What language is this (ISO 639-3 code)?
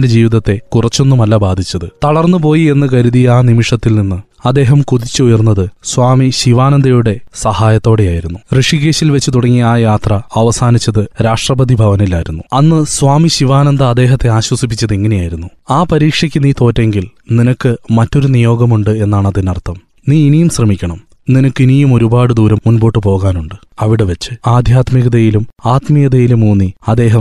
mal